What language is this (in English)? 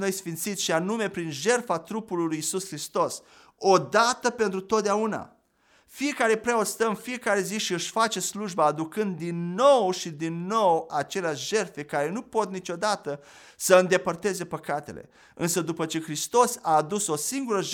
Romanian